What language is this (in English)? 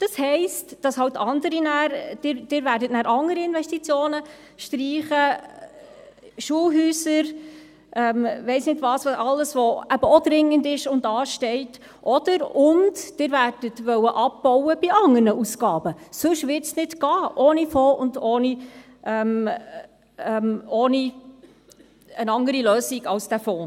Swiss German